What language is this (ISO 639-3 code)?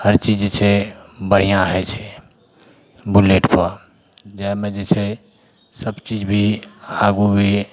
mai